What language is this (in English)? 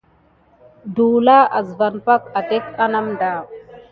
Gidar